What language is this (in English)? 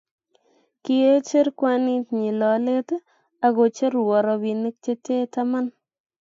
Kalenjin